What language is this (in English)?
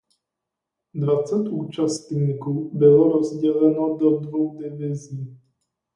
Czech